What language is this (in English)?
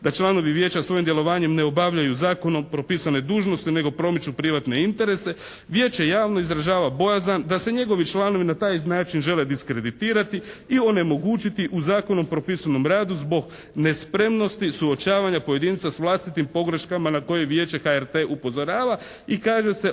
Croatian